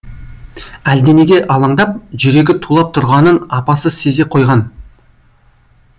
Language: Kazakh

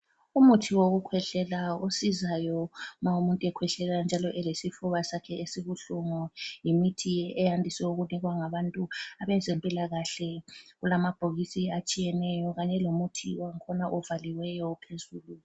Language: North Ndebele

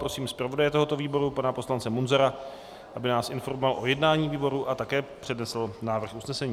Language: Czech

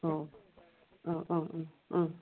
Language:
Bodo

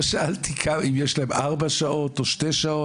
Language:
Hebrew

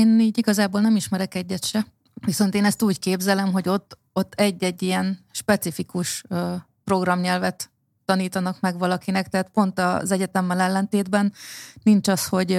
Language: Hungarian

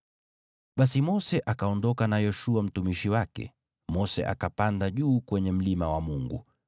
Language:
Swahili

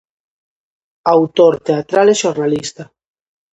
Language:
Galician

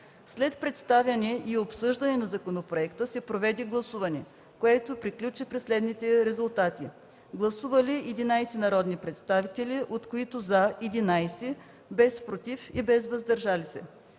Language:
Bulgarian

